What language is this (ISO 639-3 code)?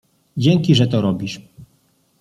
pol